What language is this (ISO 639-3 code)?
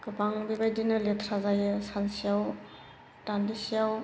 brx